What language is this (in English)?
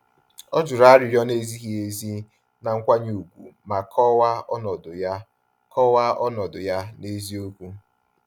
Igbo